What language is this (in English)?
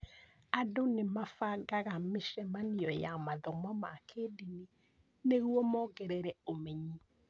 Kikuyu